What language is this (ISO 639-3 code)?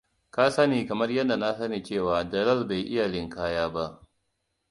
hau